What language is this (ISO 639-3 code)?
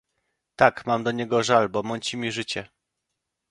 pol